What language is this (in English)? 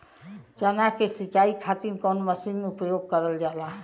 Bhojpuri